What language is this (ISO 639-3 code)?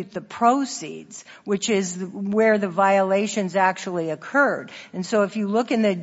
eng